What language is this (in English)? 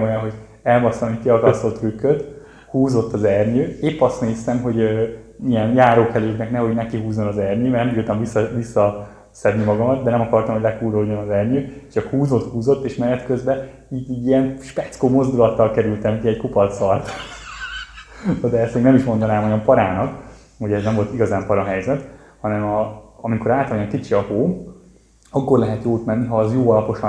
Hungarian